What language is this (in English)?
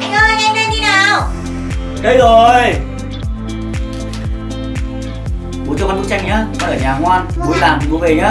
Vietnamese